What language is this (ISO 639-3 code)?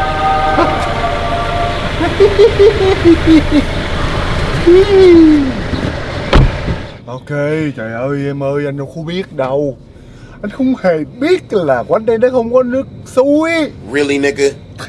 vie